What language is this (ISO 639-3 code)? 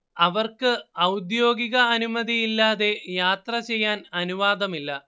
mal